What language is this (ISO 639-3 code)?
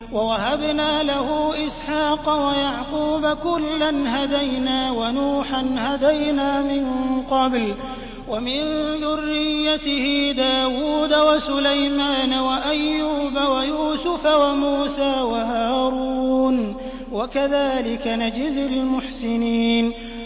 ara